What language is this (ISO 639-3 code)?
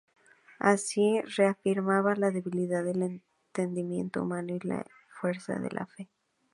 spa